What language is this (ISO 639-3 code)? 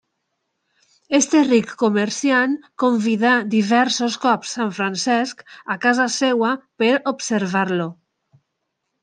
cat